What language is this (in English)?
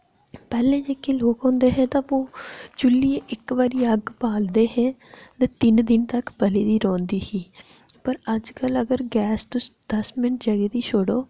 Dogri